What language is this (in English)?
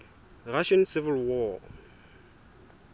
Southern Sotho